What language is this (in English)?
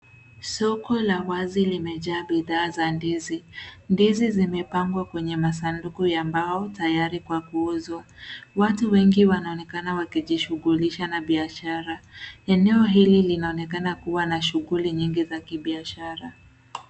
Swahili